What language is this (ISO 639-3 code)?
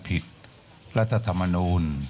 tha